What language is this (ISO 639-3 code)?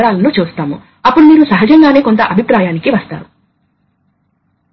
tel